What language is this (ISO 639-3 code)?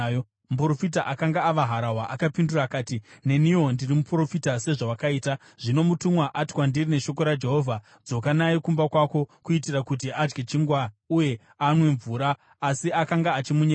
sna